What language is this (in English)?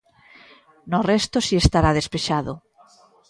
Galician